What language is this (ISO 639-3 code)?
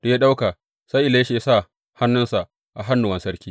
hau